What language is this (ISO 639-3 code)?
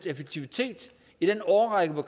dan